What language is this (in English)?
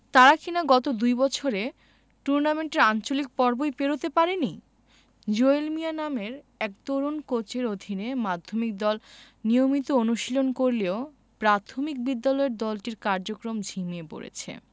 Bangla